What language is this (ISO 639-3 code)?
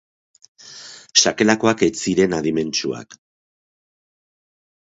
eus